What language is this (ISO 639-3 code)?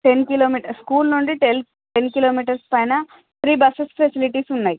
tel